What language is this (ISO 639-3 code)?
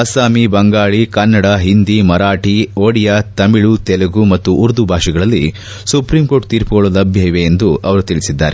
kan